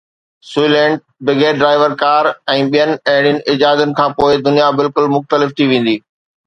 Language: Sindhi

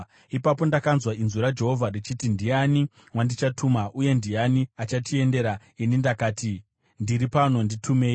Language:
Shona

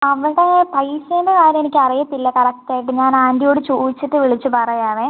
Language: Malayalam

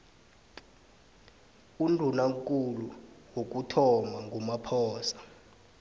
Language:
South Ndebele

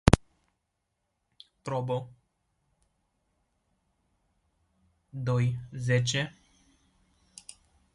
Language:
Romanian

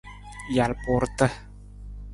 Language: Nawdm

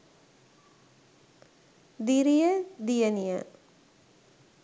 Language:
Sinhala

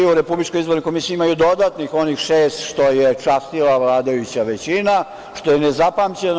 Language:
Serbian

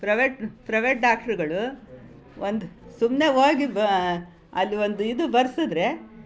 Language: Kannada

